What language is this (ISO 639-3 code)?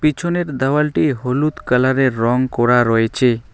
ben